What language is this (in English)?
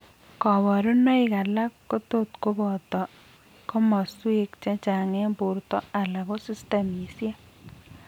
Kalenjin